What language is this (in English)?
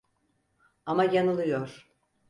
Turkish